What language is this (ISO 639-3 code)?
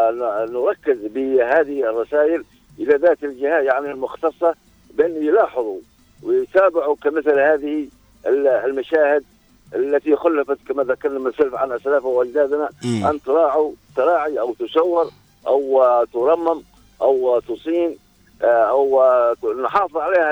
ara